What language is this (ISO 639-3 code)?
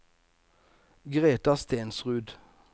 nor